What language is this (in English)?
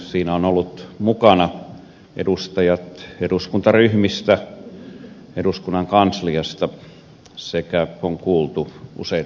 Finnish